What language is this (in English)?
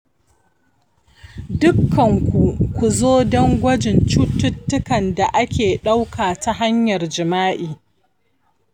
Hausa